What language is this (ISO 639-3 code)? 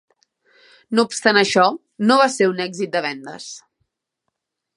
cat